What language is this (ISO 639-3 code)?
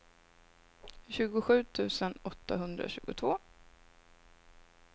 swe